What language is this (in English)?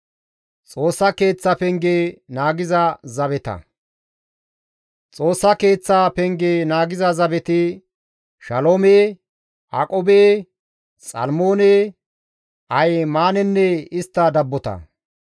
Gamo